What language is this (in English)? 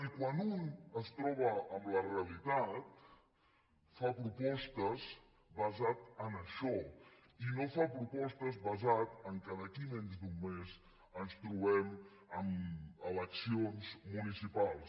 Catalan